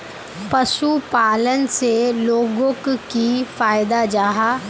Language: Magahi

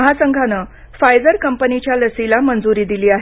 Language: Marathi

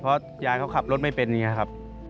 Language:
Thai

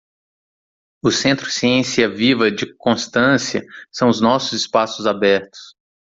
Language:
Portuguese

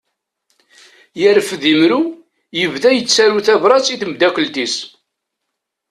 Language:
Kabyle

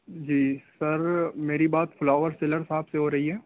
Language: Urdu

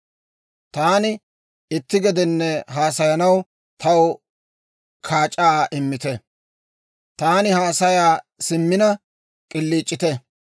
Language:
Dawro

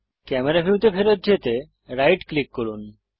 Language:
Bangla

